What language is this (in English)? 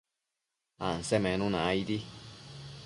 Matsés